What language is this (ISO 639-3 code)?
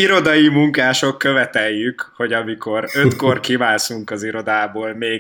hun